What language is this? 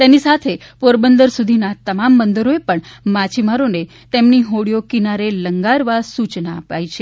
Gujarati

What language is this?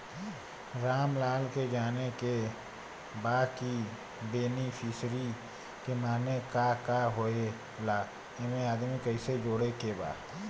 Bhojpuri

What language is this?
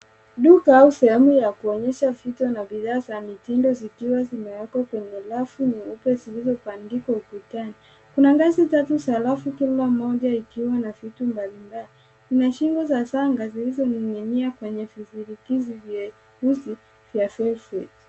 Swahili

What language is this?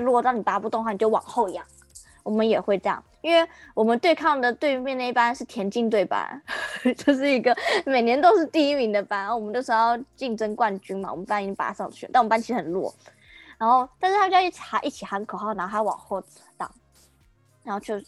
Chinese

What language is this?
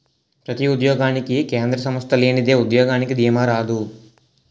Telugu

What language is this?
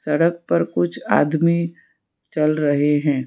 Hindi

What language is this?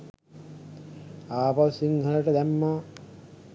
Sinhala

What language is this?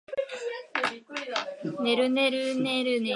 Japanese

